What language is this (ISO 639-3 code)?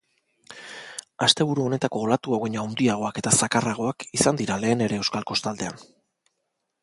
eus